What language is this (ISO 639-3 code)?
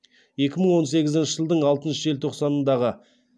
kaz